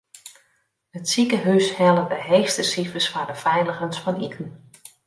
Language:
Western Frisian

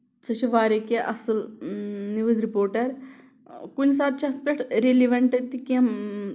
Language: Kashmiri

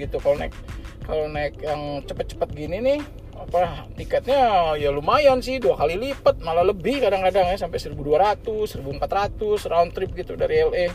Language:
Indonesian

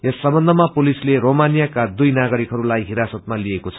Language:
Nepali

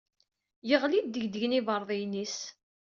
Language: Kabyle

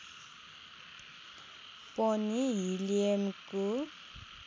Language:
Nepali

